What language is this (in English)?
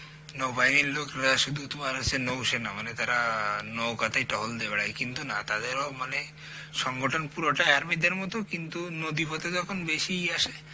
Bangla